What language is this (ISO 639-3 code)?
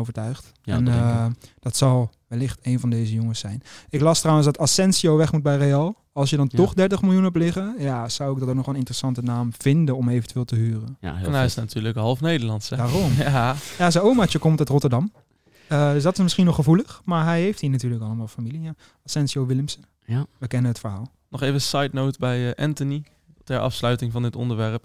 nld